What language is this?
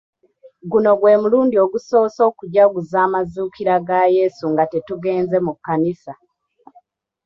Ganda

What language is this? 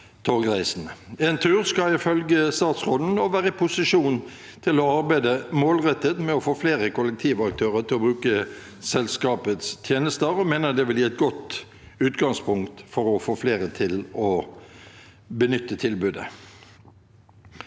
Norwegian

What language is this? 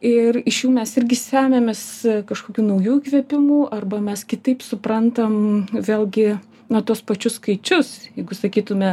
Lithuanian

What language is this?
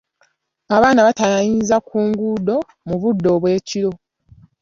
Ganda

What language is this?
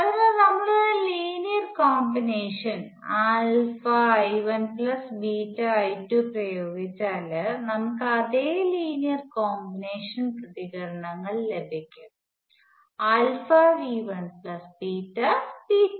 Malayalam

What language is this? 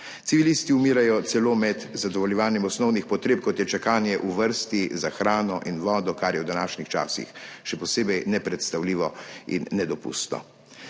Slovenian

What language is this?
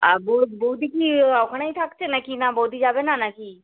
Bangla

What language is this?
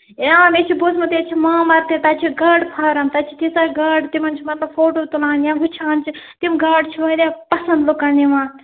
Kashmiri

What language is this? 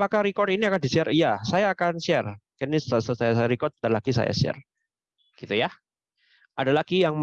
Indonesian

